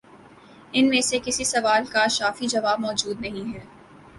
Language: Urdu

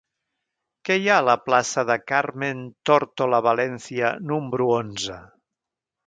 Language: Catalan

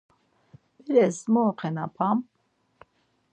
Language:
Laz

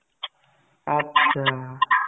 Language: Assamese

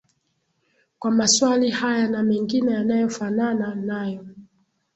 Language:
Swahili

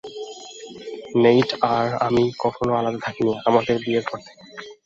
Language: Bangla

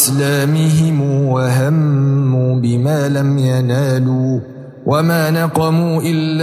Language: Arabic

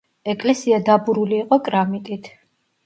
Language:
Georgian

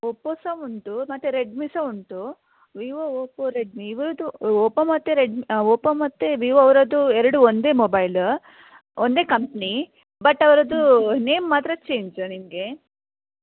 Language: Kannada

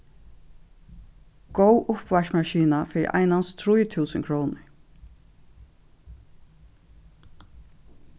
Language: Faroese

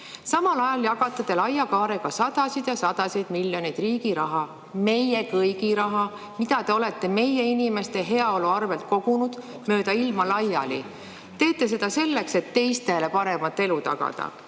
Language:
Estonian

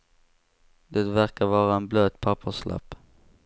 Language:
Swedish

